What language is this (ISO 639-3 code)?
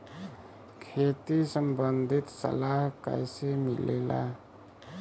bho